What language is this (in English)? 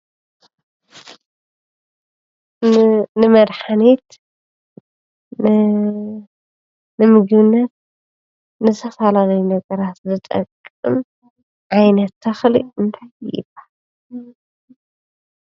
Tigrinya